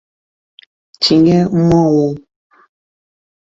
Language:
Igbo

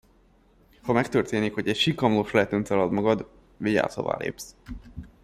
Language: Hungarian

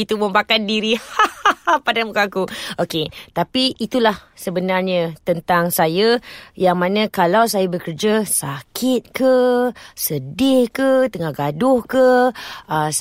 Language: Malay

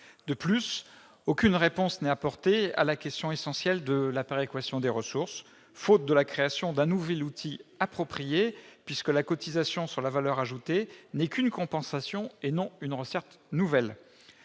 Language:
French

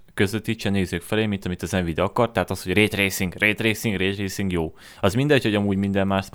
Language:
Hungarian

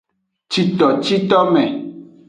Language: Aja (Benin)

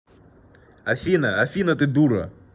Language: Russian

